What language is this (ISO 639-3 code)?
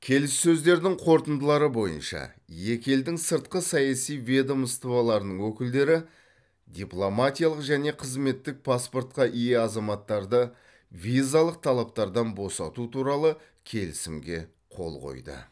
kaz